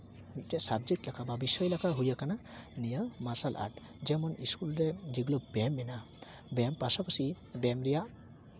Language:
Santali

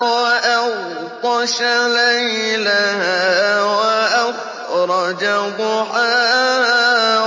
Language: Arabic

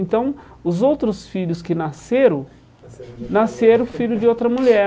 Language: Portuguese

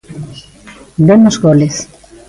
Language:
Galician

